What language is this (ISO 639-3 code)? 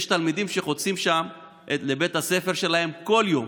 heb